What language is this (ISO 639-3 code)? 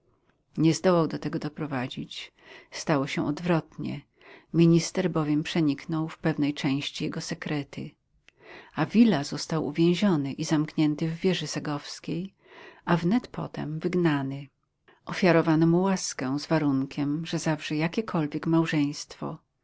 pol